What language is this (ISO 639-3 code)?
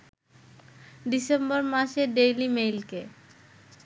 ben